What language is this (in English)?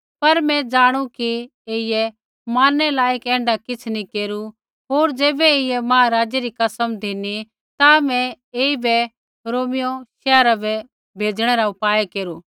Kullu Pahari